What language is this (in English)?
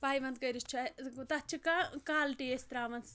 Kashmiri